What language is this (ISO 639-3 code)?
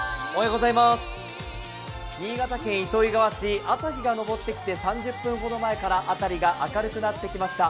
jpn